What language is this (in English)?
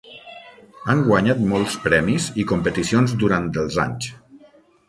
Catalan